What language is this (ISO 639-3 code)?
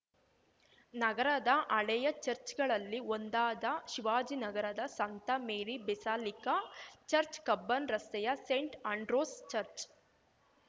kan